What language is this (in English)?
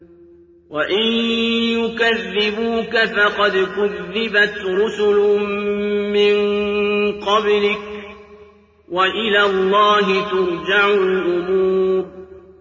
Arabic